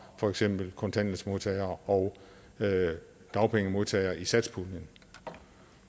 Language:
Danish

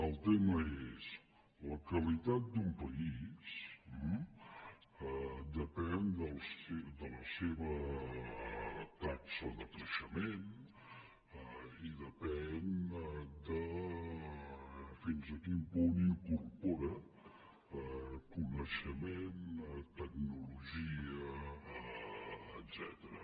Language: Catalan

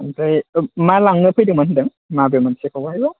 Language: Bodo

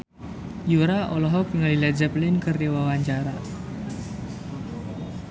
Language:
Sundanese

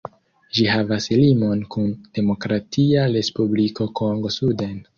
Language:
Esperanto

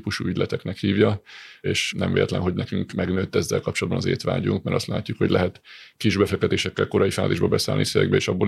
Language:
Hungarian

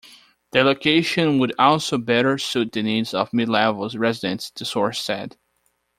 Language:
English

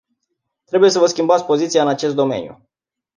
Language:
Romanian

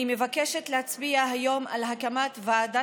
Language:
Hebrew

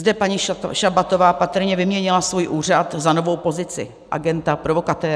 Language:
Czech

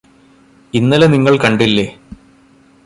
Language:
Malayalam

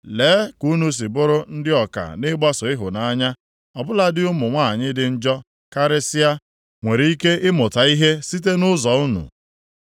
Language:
Igbo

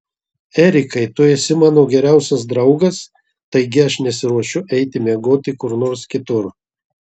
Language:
Lithuanian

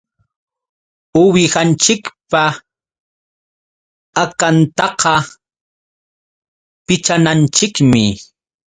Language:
Yauyos Quechua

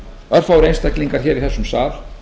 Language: Icelandic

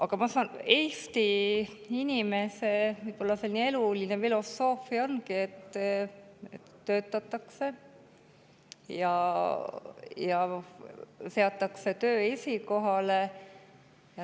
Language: Estonian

